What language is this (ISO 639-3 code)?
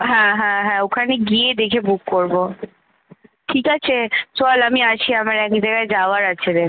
ben